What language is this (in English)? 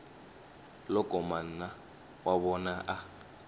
Tsonga